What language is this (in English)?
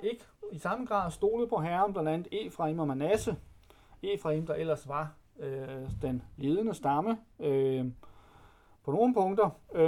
Danish